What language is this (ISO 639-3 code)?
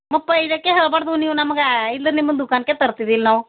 kan